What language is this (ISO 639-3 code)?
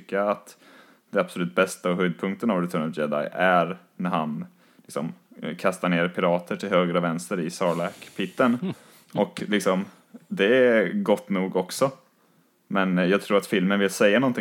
swe